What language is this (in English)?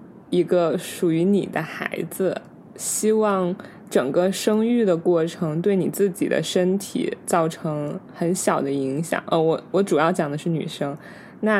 Chinese